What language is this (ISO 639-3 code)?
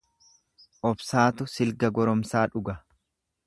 orm